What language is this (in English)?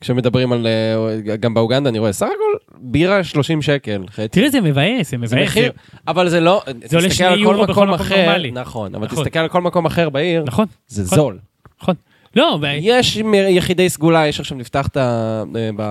Hebrew